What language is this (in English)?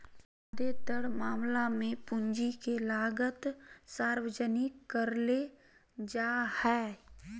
Magahi